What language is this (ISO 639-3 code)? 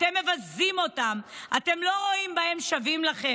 heb